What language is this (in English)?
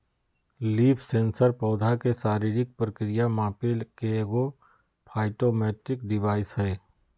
Magahi